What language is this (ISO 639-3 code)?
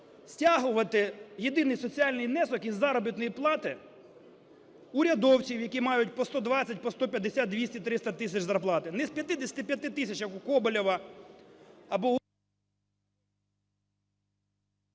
ukr